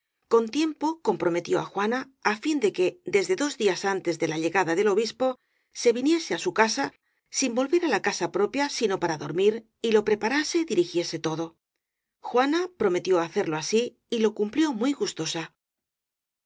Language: Spanish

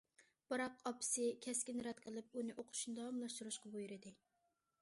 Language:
Uyghur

